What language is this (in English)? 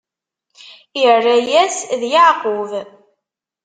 Kabyle